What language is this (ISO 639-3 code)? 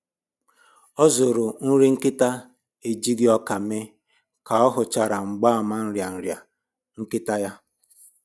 ibo